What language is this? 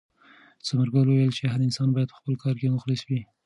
Pashto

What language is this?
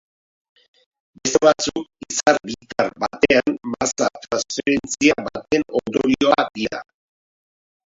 Basque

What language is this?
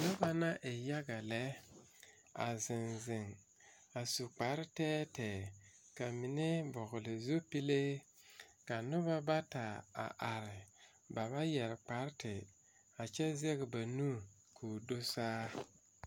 Southern Dagaare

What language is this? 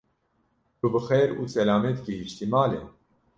Kurdish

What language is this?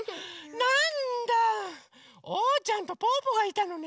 Japanese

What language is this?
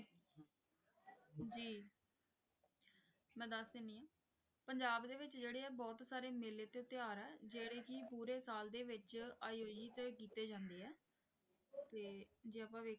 Punjabi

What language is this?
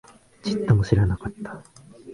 Japanese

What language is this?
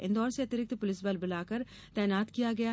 Hindi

